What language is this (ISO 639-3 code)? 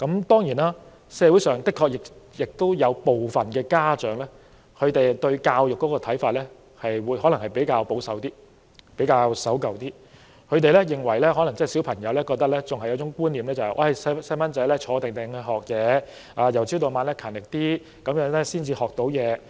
yue